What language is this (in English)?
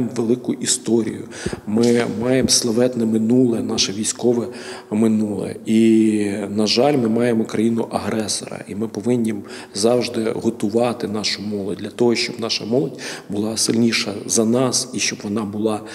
Ukrainian